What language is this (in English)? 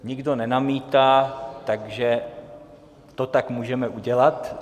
Czech